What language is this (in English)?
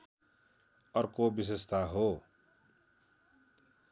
Nepali